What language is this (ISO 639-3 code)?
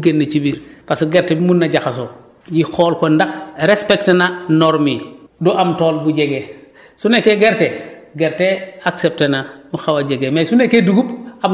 wol